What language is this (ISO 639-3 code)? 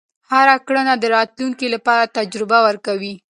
pus